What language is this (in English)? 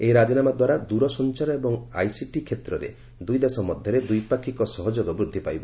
Odia